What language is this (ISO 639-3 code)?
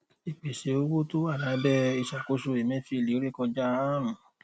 yor